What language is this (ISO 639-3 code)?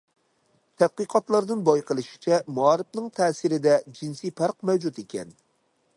uig